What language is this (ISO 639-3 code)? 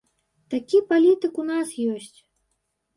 bel